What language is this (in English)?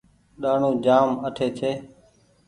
Goaria